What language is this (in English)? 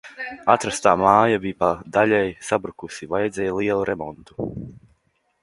Latvian